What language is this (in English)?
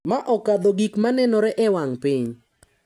Luo (Kenya and Tanzania)